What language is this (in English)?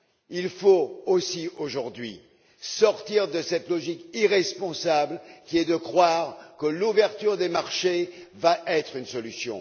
French